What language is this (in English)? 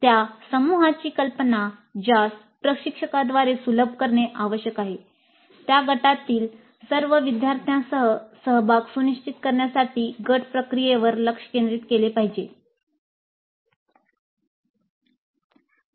Marathi